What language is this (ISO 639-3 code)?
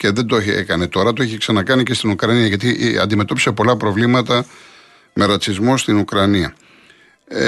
ell